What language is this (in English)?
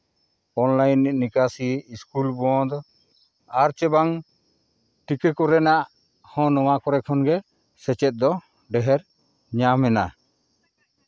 Santali